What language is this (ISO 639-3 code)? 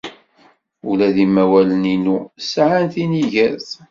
kab